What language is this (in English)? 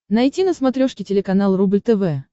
Russian